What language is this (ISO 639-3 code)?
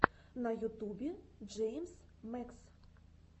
rus